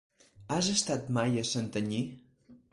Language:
Catalan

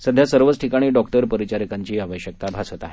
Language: Marathi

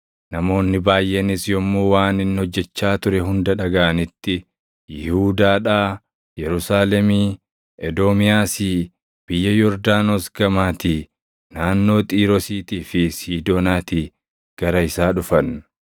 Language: Oromo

